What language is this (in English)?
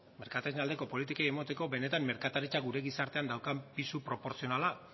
Basque